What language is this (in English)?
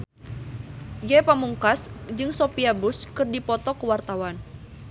Sundanese